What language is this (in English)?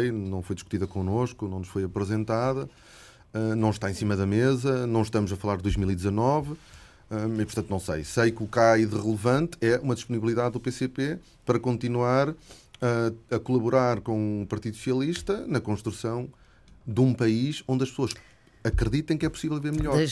Portuguese